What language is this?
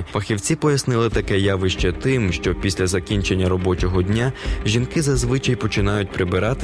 Ukrainian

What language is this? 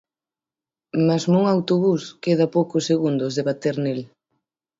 Galician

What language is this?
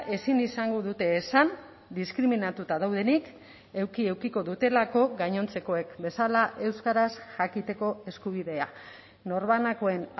Basque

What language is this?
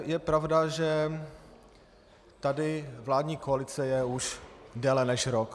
Czech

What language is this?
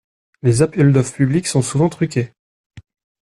French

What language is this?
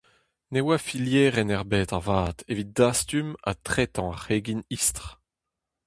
Breton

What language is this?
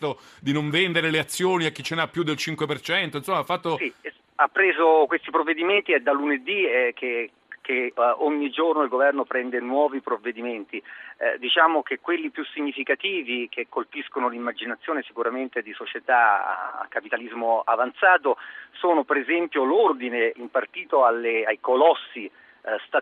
Italian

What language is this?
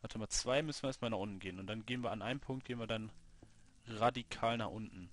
German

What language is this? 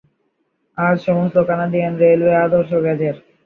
Bangla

